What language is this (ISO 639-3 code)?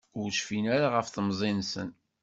kab